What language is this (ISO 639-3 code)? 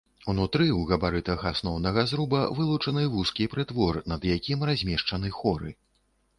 bel